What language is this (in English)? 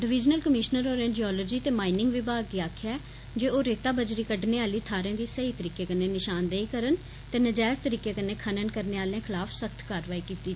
Dogri